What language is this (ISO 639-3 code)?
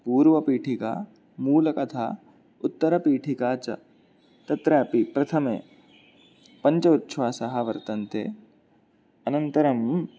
san